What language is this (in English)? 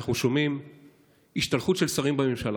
Hebrew